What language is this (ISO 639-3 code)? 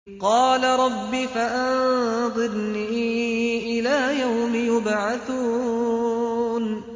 ara